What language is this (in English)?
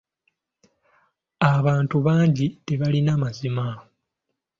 Ganda